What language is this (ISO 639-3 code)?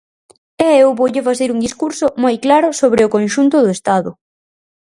glg